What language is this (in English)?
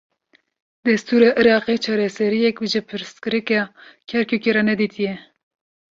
Kurdish